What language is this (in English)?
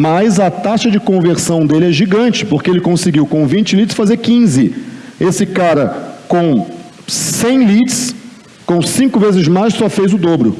Portuguese